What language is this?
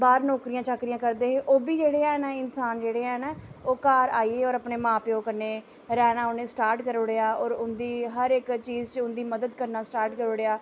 Dogri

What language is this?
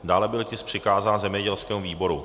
Czech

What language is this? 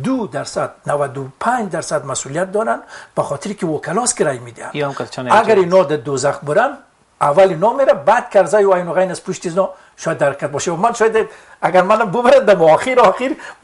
Persian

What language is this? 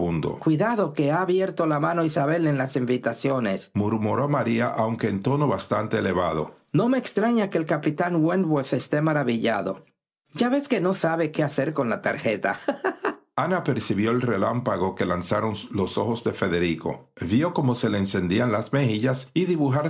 Spanish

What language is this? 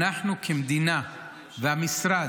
Hebrew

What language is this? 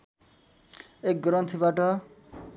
Nepali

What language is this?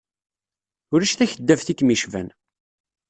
Kabyle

